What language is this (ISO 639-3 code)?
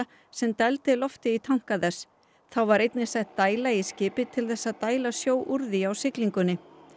isl